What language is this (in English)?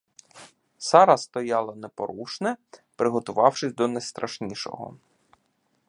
Ukrainian